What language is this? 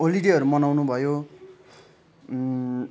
Nepali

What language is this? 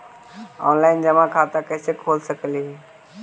Magahi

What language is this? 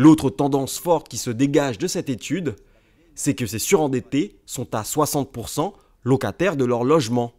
French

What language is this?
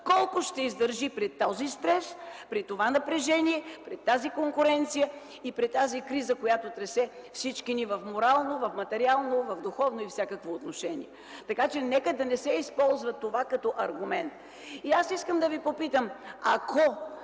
Bulgarian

